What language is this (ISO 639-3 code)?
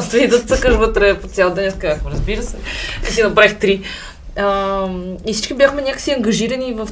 bul